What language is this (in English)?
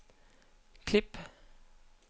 Danish